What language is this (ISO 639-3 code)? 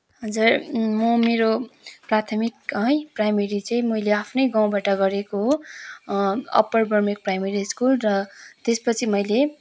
nep